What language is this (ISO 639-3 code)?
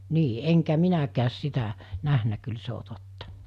fin